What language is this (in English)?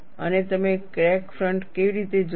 Gujarati